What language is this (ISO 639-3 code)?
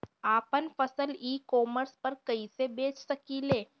bho